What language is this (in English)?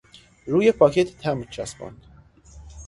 Persian